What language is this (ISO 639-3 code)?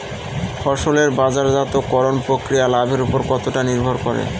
ben